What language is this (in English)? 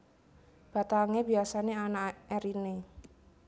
Javanese